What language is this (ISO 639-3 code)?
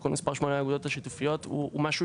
heb